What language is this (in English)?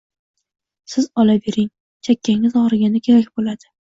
Uzbek